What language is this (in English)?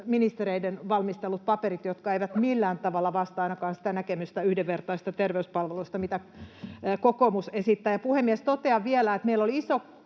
Finnish